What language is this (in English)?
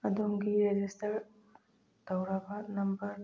Manipuri